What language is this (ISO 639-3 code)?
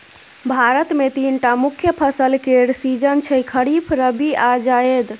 mai